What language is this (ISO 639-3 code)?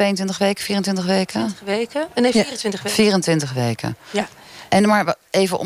nld